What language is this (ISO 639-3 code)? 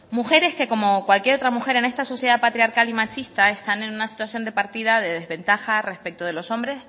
spa